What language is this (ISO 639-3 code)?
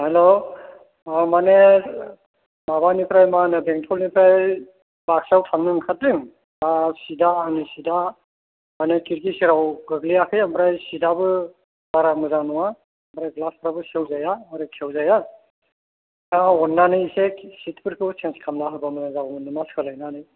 brx